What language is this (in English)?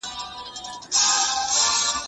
Pashto